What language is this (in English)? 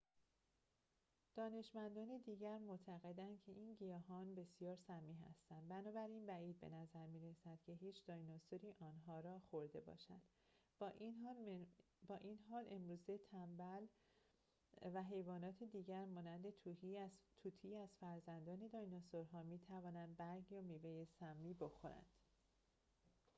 Persian